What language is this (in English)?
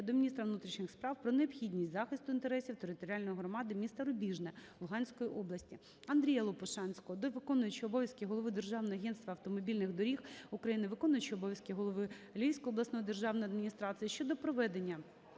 Ukrainian